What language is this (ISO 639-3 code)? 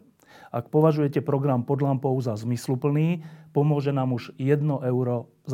slk